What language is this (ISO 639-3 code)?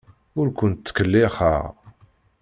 kab